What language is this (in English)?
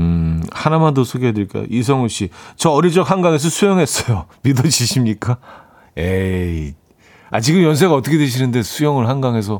Korean